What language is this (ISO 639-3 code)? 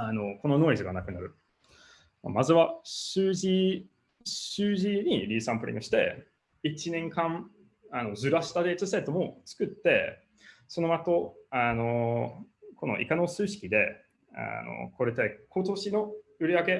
jpn